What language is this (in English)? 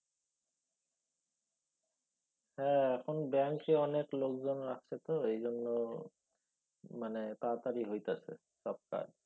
Bangla